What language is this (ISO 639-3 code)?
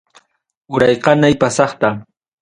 quy